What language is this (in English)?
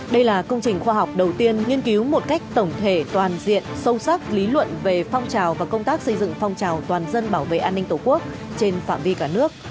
Vietnamese